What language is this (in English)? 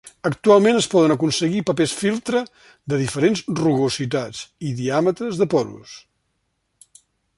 Catalan